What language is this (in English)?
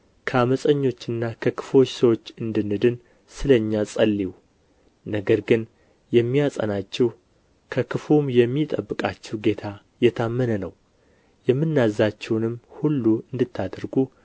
Amharic